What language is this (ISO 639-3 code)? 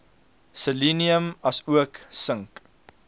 afr